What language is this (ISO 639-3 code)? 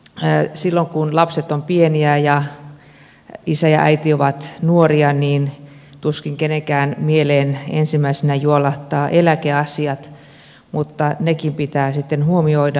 fin